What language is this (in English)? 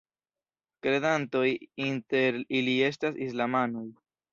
Esperanto